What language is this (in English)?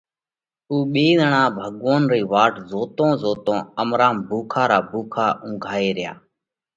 Parkari Koli